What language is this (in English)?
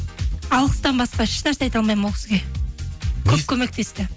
Kazakh